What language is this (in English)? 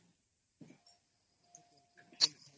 Odia